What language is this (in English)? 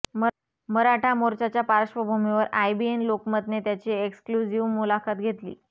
Marathi